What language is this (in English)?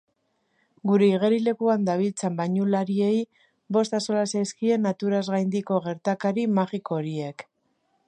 Basque